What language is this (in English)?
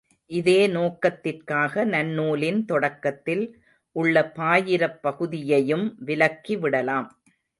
Tamil